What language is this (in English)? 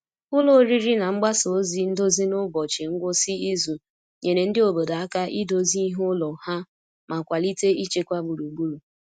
Igbo